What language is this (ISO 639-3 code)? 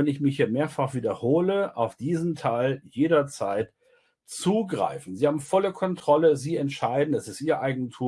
deu